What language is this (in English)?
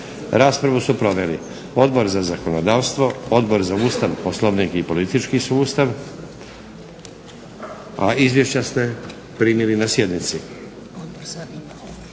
Croatian